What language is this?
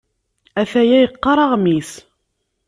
Kabyle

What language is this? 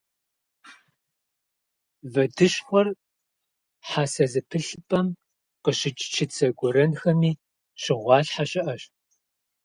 Kabardian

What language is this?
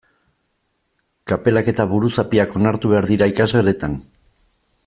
Basque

